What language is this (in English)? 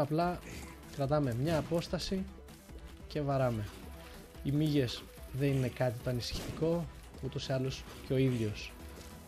Greek